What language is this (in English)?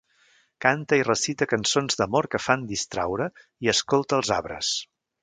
Catalan